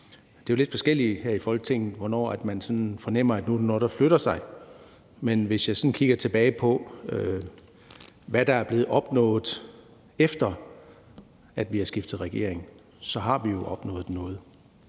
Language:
Danish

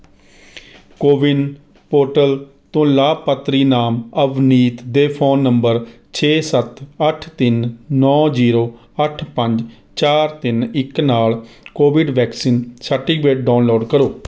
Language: Punjabi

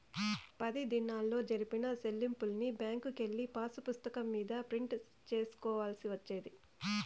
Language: Telugu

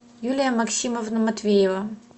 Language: Russian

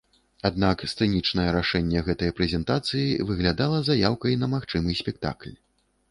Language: Belarusian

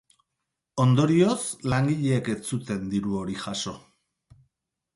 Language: Basque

